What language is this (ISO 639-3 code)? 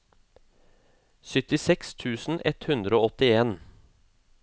nor